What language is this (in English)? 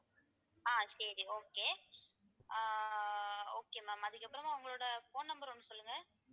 Tamil